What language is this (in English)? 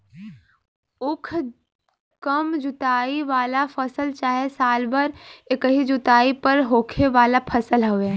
Bhojpuri